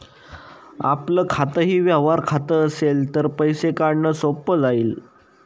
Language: Marathi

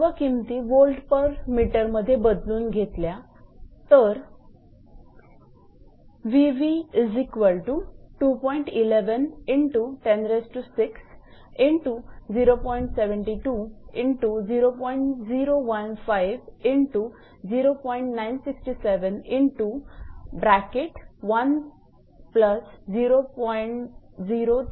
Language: Marathi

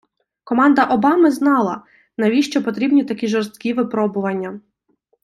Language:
Ukrainian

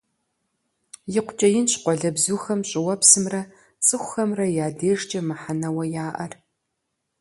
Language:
Kabardian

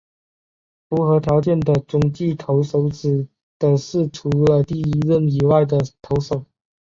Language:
Chinese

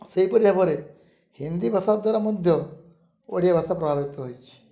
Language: Odia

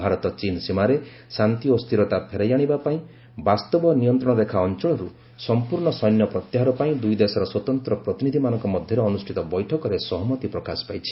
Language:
Odia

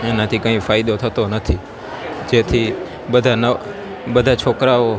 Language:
Gujarati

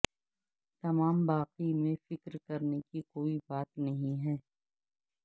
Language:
Urdu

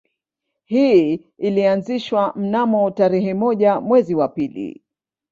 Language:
Swahili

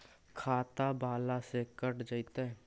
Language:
Magahi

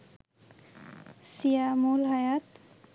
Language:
Bangla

